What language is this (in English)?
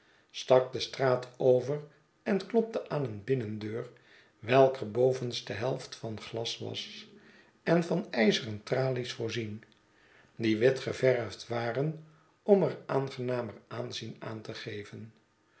Dutch